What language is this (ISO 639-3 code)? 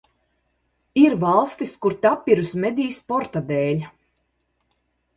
lav